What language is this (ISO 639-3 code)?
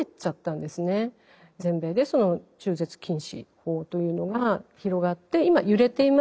jpn